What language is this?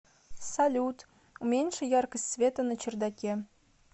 Russian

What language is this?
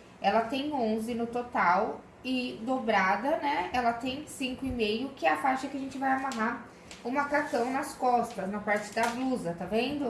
Portuguese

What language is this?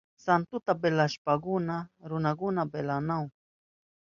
Southern Pastaza Quechua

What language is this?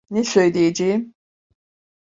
Turkish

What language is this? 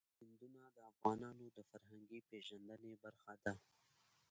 Pashto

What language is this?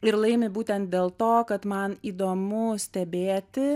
Lithuanian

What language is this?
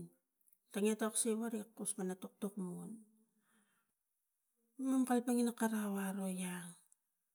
Tigak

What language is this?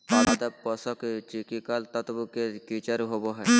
Magahi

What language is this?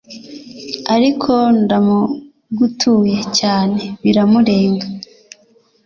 Kinyarwanda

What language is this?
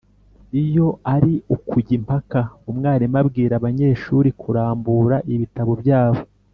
Kinyarwanda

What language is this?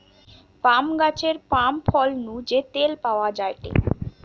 Bangla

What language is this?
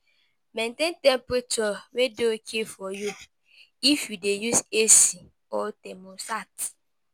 Nigerian Pidgin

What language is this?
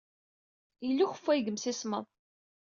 Kabyle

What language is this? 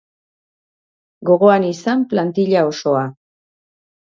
Basque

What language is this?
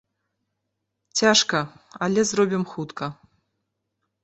Belarusian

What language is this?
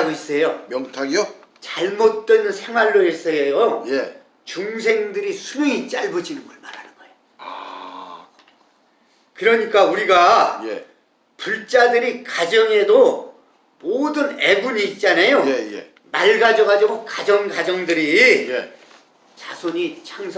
Korean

